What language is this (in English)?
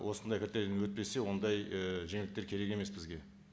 Kazakh